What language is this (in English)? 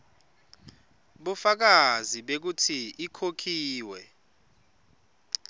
Swati